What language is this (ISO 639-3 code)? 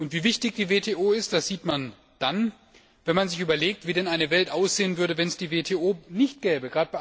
deu